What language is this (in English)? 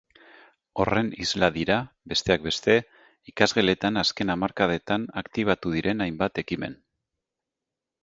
Basque